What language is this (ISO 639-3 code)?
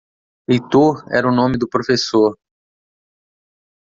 por